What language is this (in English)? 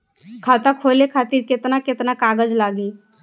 Bhojpuri